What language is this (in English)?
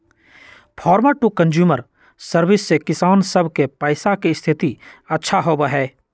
Magahi